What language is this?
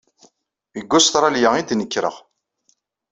Kabyle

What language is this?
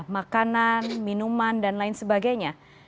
Indonesian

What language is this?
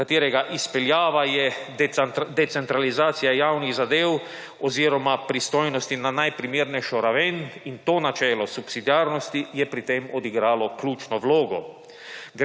Slovenian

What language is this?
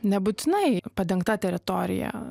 Lithuanian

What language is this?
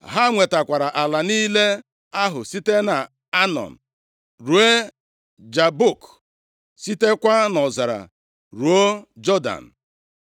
Igbo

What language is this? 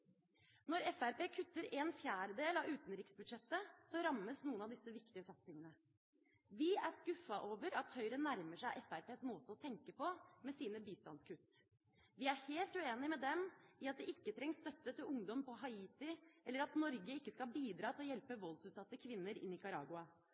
Norwegian Bokmål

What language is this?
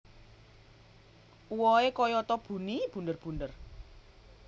Javanese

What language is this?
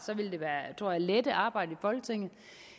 Danish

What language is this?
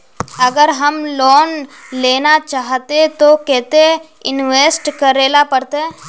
Magahi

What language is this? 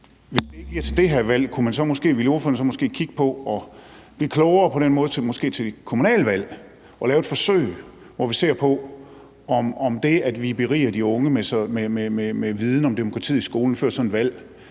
Danish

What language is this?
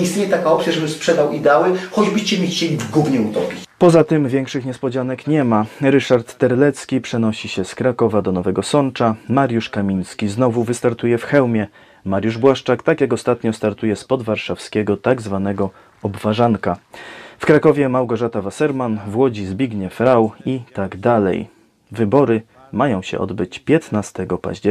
Polish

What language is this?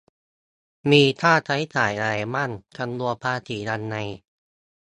Thai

